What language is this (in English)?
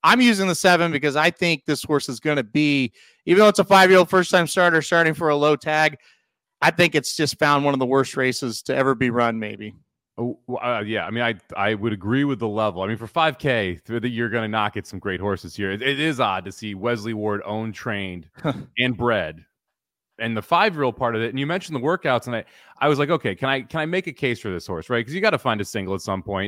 English